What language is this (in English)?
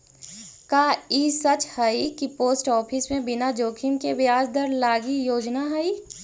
Magahi